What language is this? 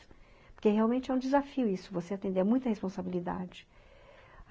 Portuguese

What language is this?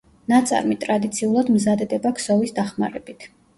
Georgian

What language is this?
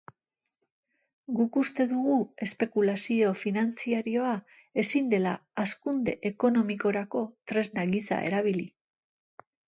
Basque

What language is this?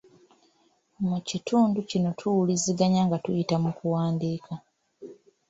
Ganda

